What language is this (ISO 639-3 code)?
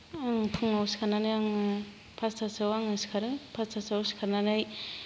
brx